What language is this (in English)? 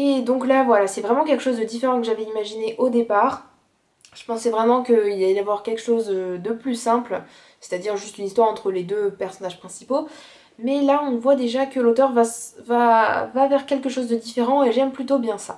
French